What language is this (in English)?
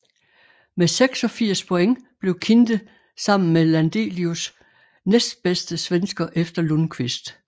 Danish